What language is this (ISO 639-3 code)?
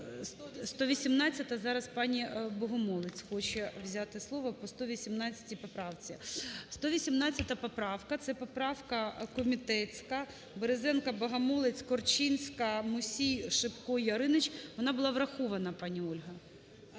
ukr